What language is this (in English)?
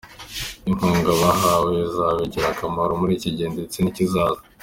Kinyarwanda